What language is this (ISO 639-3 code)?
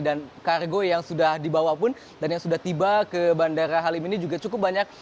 ind